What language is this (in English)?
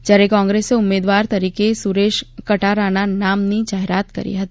Gujarati